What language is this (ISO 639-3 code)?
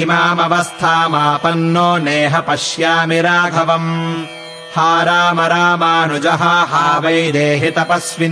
kan